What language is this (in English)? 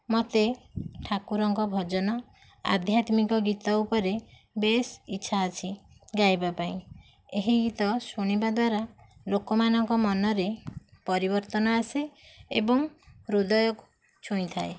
Odia